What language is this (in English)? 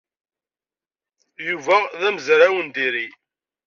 Kabyle